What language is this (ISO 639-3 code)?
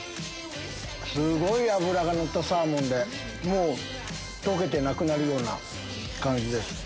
jpn